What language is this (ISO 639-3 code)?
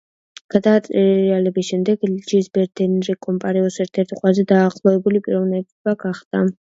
kat